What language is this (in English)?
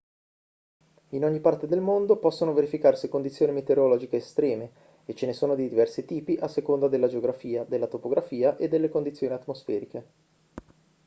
Italian